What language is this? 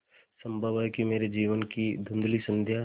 Hindi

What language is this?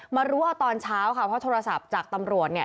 Thai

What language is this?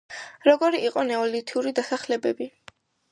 Georgian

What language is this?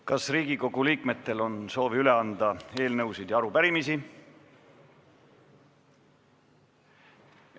Estonian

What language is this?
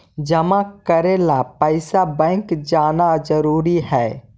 Magahi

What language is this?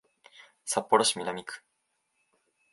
Japanese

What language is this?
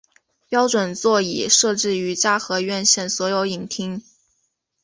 Chinese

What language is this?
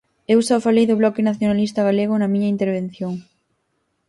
Galician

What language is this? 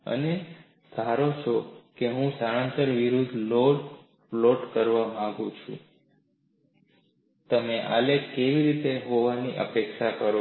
Gujarati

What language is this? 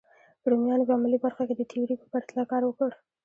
Pashto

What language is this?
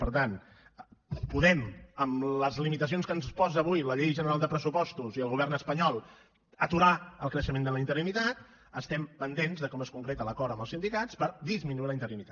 Catalan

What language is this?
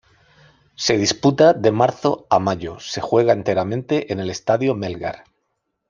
Spanish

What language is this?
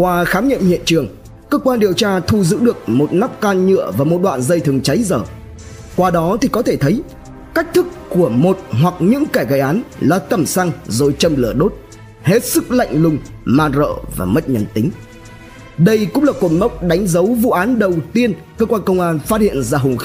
Vietnamese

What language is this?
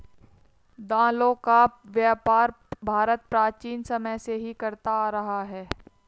Hindi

